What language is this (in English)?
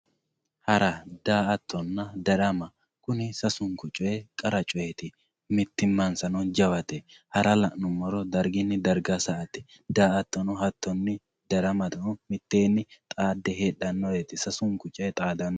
Sidamo